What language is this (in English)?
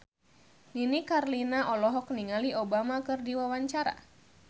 Sundanese